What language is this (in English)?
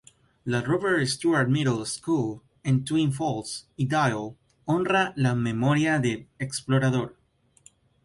Spanish